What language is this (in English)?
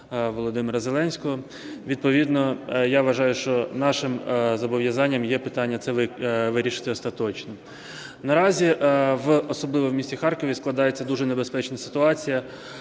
Ukrainian